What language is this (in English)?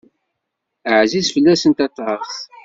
Kabyle